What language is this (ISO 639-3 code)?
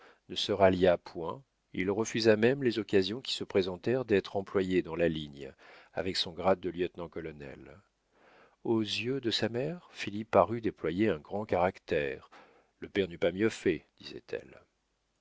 fra